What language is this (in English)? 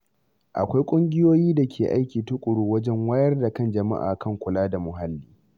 Hausa